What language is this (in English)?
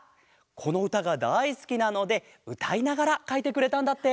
Japanese